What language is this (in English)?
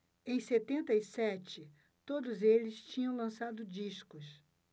Portuguese